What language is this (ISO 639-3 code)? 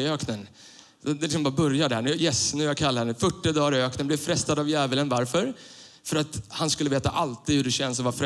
swe